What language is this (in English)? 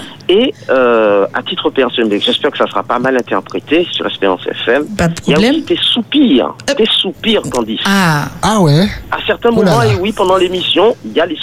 French